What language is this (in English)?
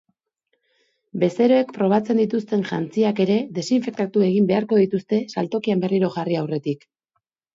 Basque